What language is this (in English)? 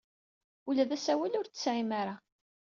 Kabyle